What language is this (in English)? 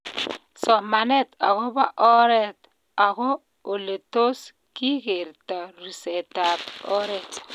Kalenjin